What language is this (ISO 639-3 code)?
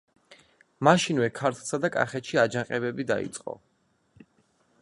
kat